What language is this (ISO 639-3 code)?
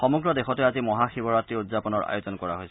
asm